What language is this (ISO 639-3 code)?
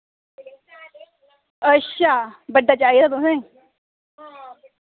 doi